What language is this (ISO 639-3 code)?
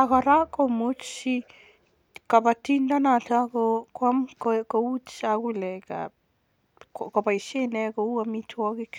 kln